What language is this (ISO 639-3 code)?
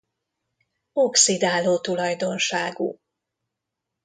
hun